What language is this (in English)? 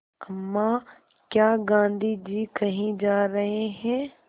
Hindi